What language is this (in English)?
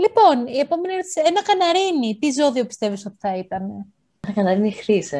Greek